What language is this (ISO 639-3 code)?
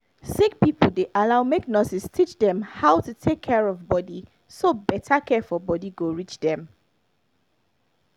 pcm